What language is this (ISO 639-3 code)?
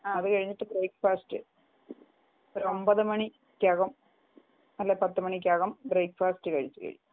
mal